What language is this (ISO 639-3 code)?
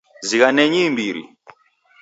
dav